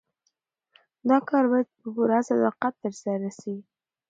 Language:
Pashto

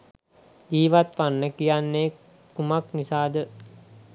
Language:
Sinhala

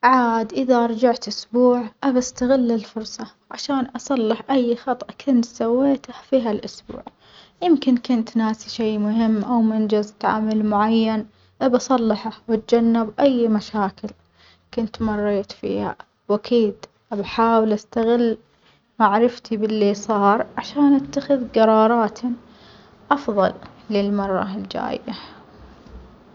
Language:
Omani Arabic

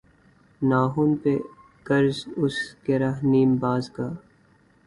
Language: Urdu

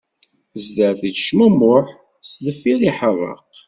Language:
Kabyle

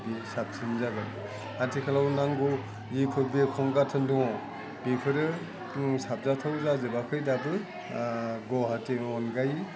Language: Bodo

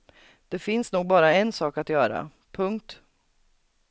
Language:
Swedish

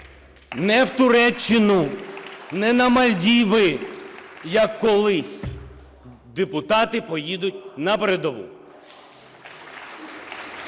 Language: Ukrainian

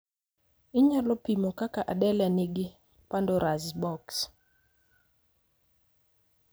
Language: Luo (Kenya and Tanzania)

